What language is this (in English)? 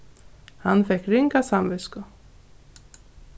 Faroese